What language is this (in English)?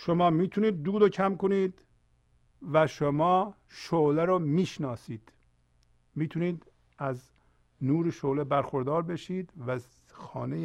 Persian